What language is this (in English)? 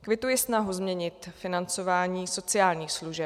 Czech